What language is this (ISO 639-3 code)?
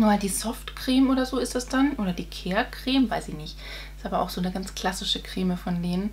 deu